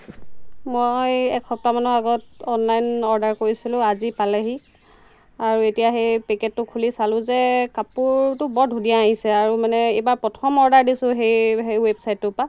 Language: Assamese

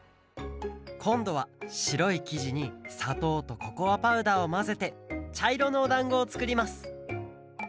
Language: Japanese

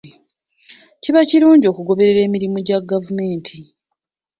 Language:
Ganda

